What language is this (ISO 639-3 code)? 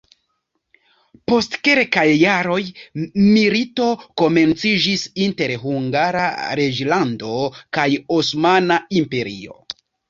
epo